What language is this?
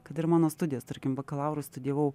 Lithuanian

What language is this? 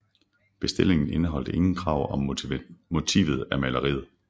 Danish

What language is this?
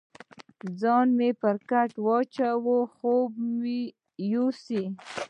Pashto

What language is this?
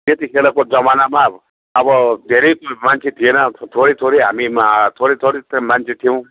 Nepali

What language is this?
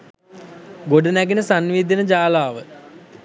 Sinhala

